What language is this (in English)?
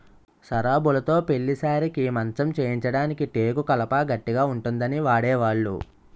Telugu